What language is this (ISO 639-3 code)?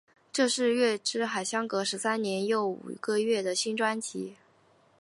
zho